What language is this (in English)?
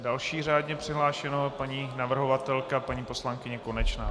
Czech